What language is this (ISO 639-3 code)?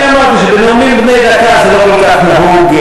heb